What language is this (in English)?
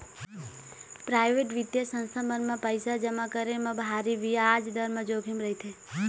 Chhattisgarhi